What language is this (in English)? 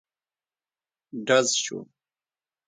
Pashto